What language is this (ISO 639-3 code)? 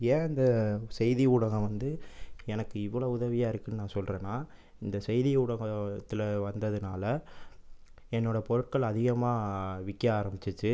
tam